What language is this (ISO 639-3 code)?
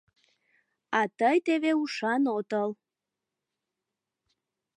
chm